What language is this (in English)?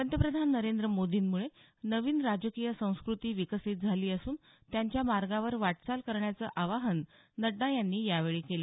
Marathi